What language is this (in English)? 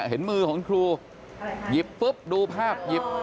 Thai